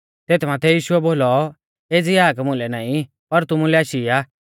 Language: Mahasu Pahari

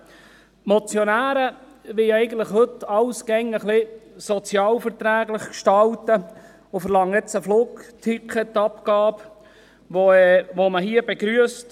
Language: Swiss German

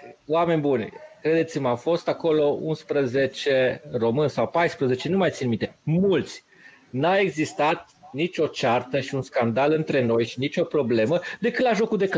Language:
Romanian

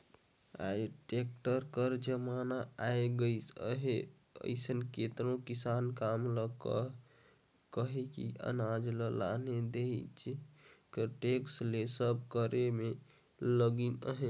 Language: Chhattisgarhi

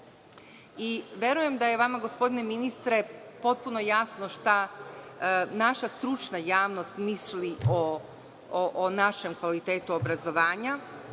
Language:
Serbian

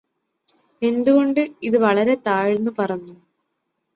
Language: Malayalam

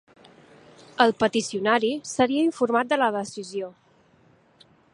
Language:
Catalan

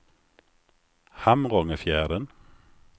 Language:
Swedish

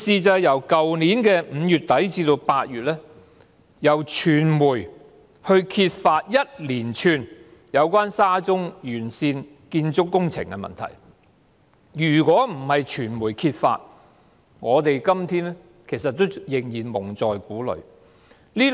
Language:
Cantonese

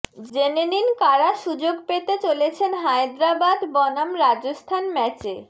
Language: Bangla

